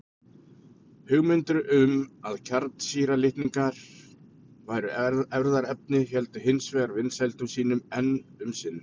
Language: Icelandic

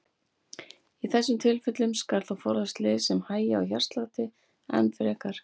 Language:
Icelandic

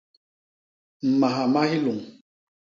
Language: Basaa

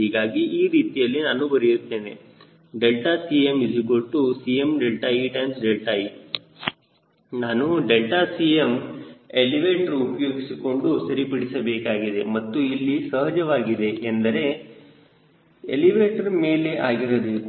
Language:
Kannada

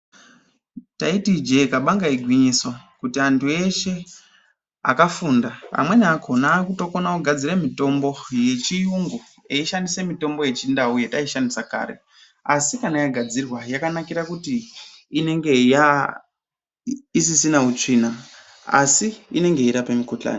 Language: Ndau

